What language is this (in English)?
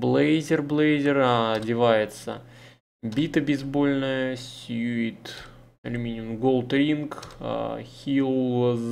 Russian